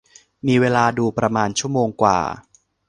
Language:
Thai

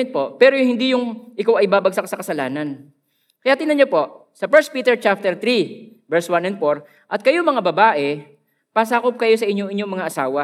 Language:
Filipino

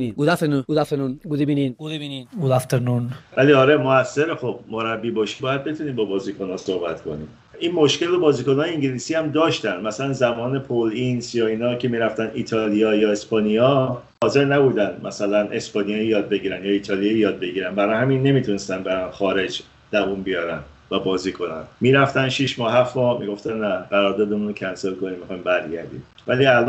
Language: Persian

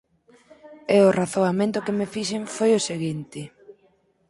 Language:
Galician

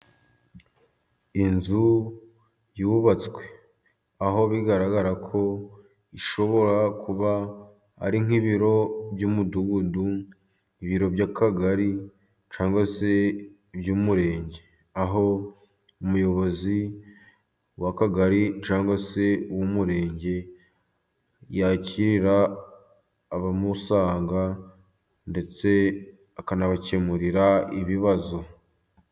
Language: Kinyarwanda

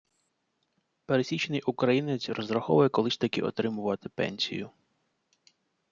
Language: Ukrainian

